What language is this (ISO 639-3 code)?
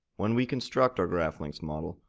eng